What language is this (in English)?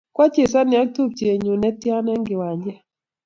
Kalenjin